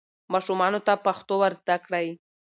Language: Pashto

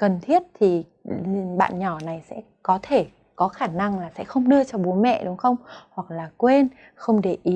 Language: Vietnamese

